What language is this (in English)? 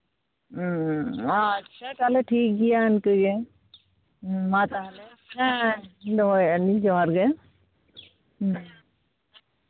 Santali